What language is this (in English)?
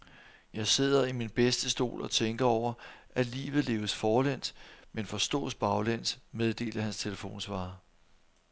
Danish